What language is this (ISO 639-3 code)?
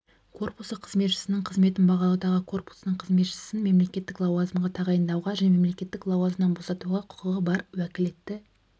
kaz